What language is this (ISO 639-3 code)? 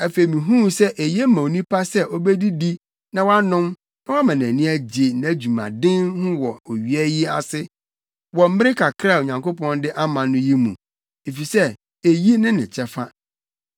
aka